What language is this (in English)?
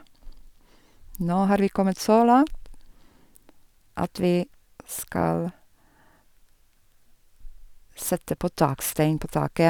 Norwegian